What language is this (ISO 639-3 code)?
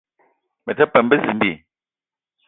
eto